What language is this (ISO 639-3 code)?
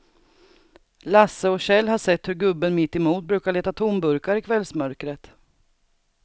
swe